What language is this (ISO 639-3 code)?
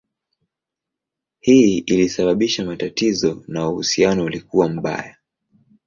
swa